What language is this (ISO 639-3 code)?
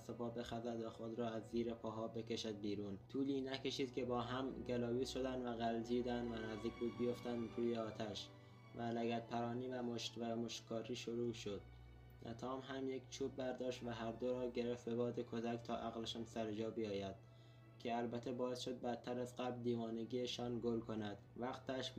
fas